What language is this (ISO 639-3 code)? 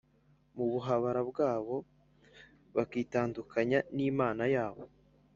kin